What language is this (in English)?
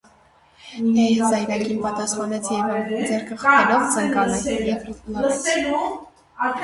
Armenian